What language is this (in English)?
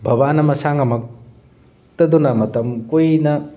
Manipuri